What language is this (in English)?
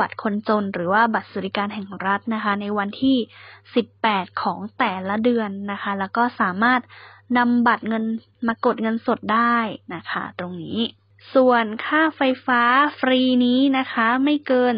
Thai